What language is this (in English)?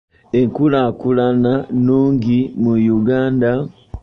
Ganda